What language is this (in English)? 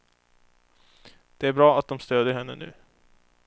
Swedish